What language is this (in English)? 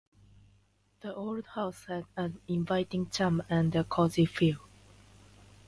Japanese